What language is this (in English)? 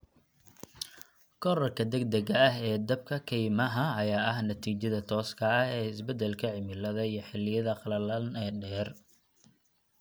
Somali